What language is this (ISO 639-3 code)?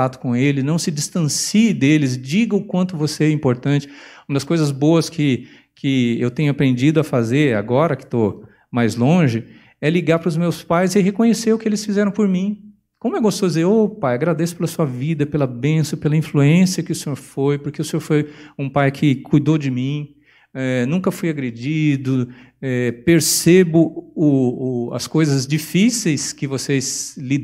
por